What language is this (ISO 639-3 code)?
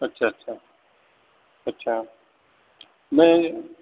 urd